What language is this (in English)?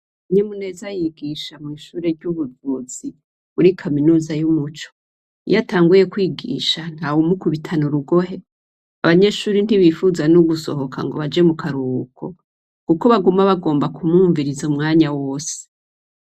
Rundi